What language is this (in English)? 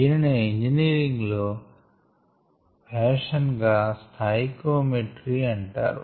Telugu